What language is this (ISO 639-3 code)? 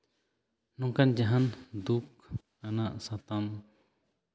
sat